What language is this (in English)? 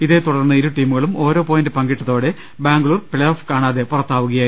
Malayalam